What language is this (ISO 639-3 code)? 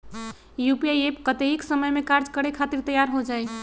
mag